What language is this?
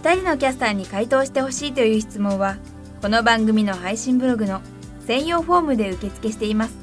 Japanese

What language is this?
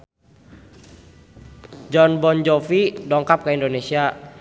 Sundanese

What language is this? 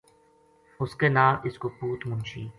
Gujari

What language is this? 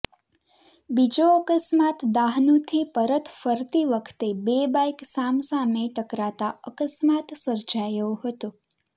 Gujarati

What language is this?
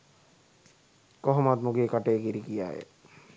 Sinhala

